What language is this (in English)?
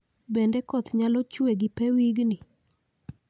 Luo (Kenya and Tanzania)